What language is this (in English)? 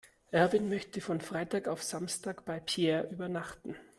German